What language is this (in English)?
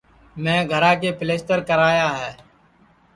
Sansi